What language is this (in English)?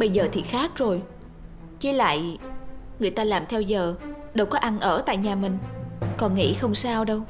Vietnamese